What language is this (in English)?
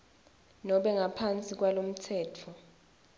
Swati